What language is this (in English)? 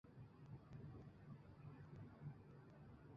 Chinese